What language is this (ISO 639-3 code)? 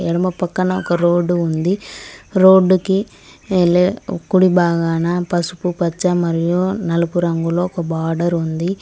tel